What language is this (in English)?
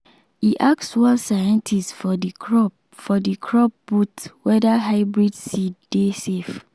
Nigerian Pidgin